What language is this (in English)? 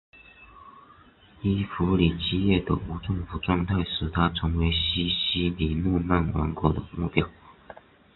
Chinese